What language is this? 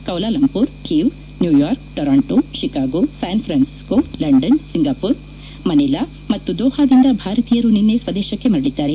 Kannada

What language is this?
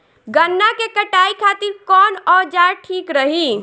Bhojpuri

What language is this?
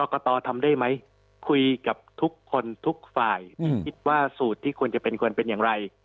Thai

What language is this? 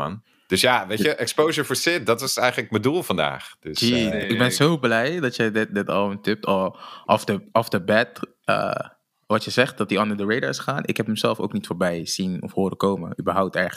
Dutch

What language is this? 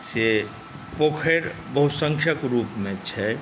Maithili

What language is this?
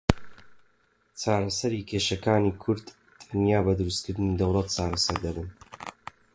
Central Kurdish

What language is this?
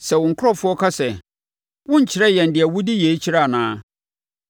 Akan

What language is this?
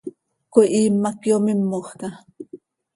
Seri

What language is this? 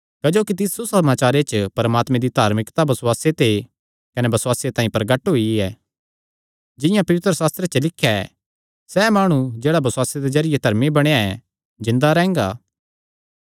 Kangri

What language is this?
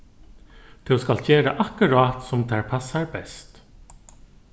Faroese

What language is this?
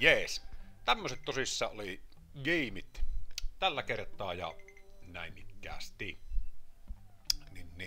Finnish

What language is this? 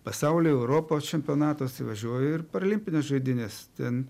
Lithuanian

